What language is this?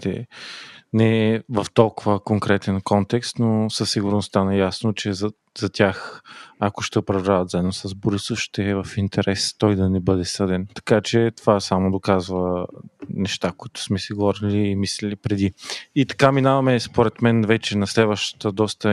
Bulgarian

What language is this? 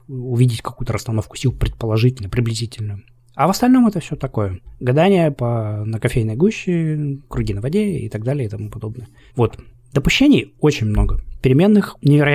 Russian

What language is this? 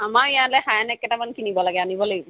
Assamese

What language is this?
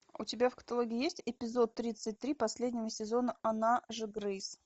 Russian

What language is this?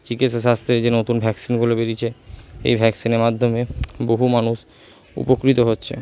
Bangla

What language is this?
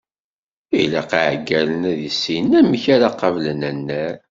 Kabyle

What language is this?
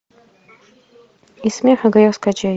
Russian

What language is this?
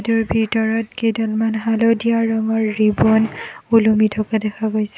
Assamese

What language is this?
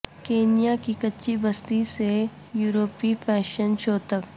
Urdu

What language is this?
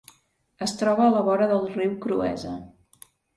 Catalan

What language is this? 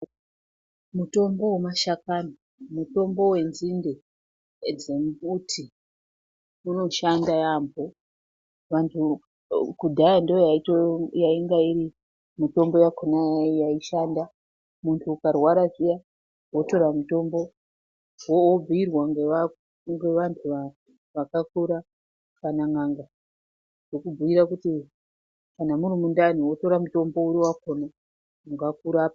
Ndau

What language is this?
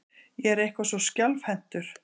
Icelandic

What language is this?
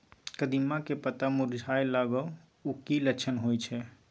Maithili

